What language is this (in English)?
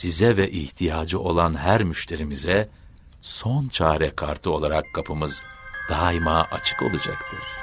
Turkish